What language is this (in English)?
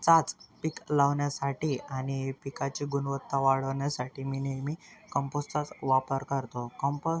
Marathi